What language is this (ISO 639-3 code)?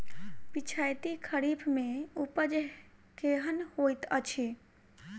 mai